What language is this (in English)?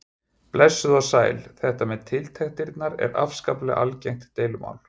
Icelandic